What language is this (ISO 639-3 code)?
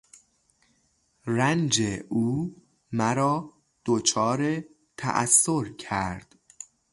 fas